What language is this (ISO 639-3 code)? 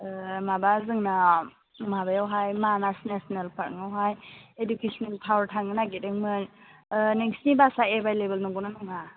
brx